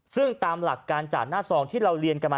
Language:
Thai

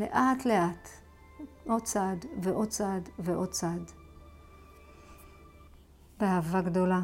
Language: Hebrew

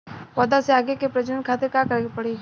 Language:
Bhojpuri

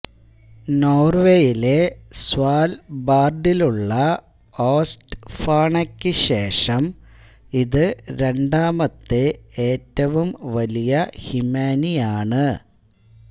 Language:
Malayalam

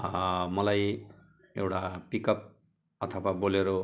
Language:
Nepali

